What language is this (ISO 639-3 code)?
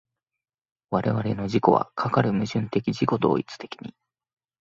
jpn